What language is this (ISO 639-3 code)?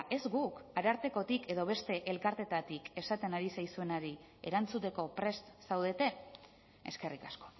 eus